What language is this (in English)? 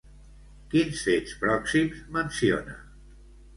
Catalan